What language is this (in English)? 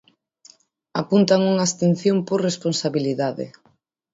Galician